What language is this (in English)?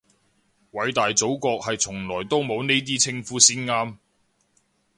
Cantonese